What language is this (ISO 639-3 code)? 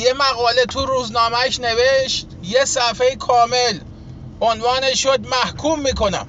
fas